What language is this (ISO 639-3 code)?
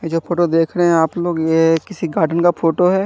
hin